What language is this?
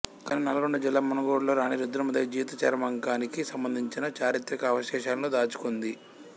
Telugu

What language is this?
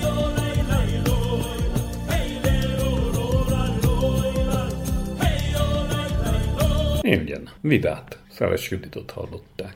Hungarian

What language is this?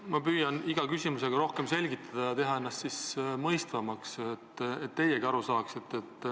Estonian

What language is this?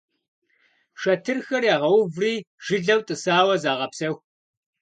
Kabardian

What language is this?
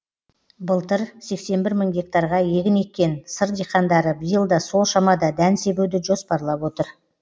Kazakh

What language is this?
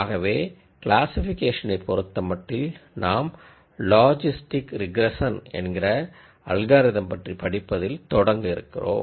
Tamil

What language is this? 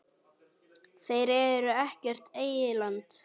Icelandic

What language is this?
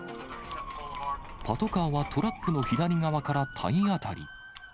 Japanese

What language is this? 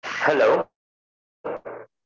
Tamil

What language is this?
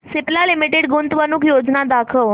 Marathi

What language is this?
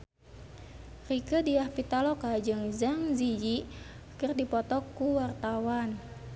Sundanese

